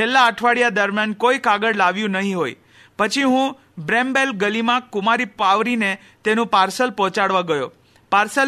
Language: Hindi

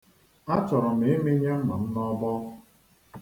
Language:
Igbo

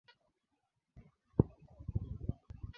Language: Swahili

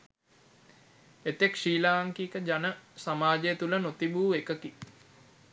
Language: Sinhala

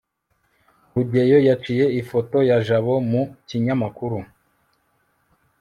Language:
Kinyarwanda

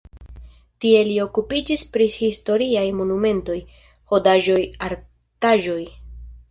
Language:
Esperanto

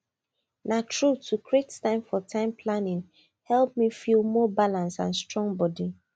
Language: Nigerian Pidgin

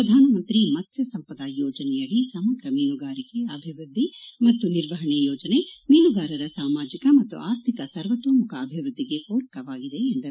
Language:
Kannada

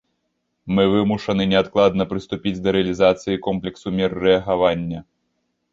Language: Belarusian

